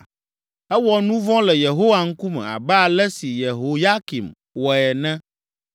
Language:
Ewe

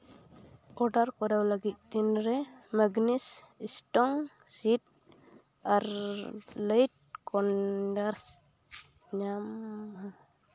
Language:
Santali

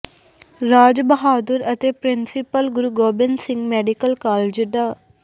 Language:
Punjabi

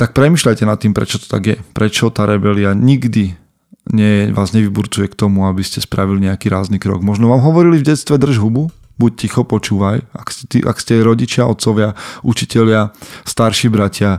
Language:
Slovak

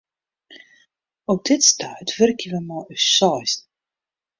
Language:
Western Frisian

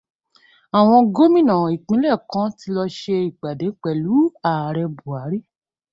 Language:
Yoruba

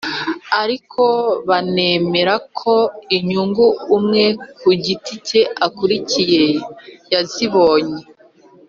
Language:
Kinyarwanda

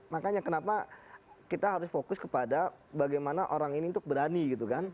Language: Indonesian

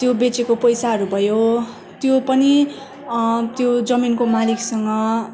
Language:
Nepali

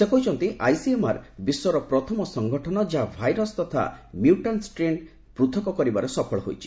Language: Odia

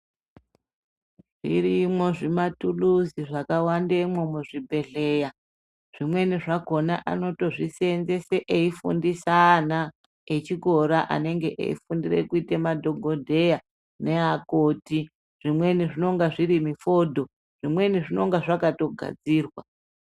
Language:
Ndau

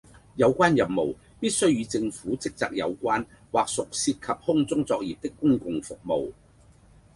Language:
Cantonese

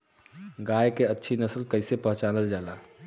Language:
Bhojpuri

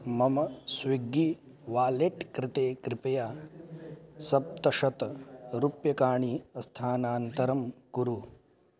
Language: Sanskrit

